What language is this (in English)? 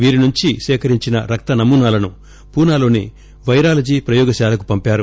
Telugu